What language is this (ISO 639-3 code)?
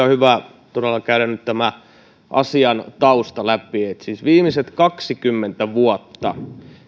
fin